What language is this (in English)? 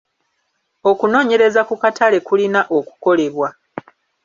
Ganda